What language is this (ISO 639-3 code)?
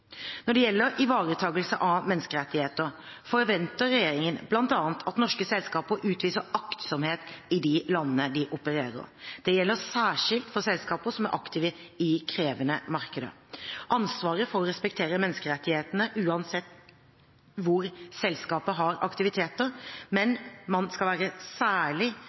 nob